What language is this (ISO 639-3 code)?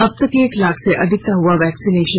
hin